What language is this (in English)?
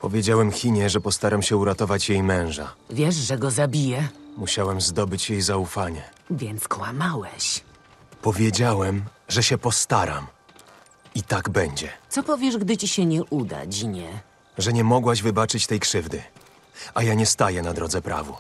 Polish